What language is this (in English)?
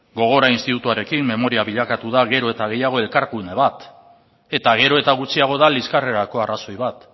Basque